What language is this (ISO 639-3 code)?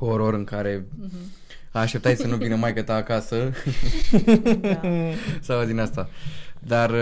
ron